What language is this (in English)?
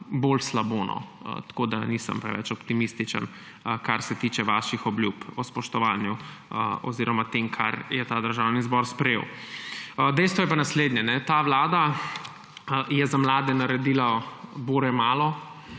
Slovenian